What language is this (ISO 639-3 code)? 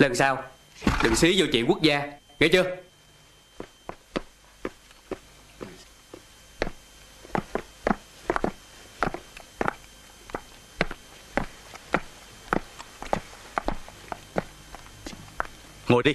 vie